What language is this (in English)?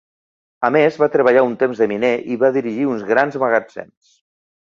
Catalan